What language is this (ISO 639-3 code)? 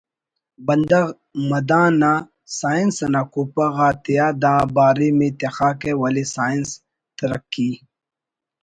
brh